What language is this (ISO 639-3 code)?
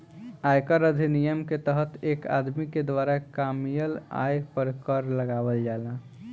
bho